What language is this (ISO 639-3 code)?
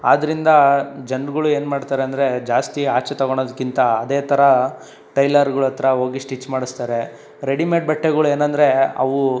kan